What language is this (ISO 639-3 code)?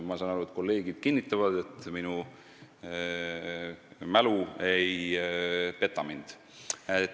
est